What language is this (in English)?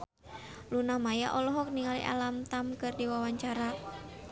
Sundanese